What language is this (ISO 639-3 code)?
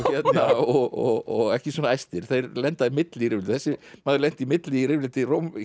isl